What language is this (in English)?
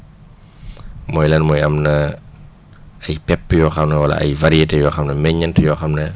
Wolof